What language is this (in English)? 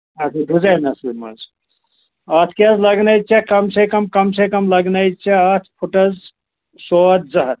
Kashmiri